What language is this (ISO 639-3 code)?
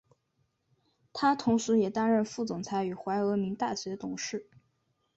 zho